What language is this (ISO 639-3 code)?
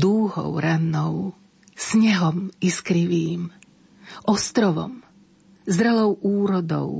slk